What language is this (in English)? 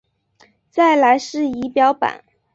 Chinese